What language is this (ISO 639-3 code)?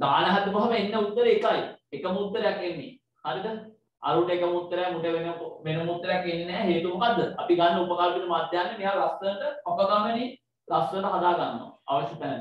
ind